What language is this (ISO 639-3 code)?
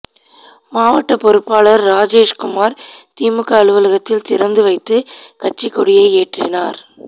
tam